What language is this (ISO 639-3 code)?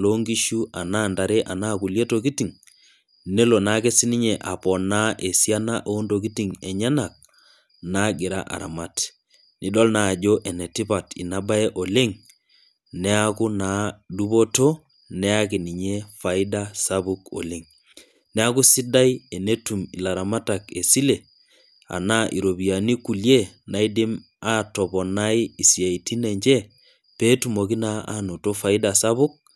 mas